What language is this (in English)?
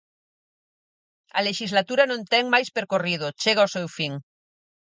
Galician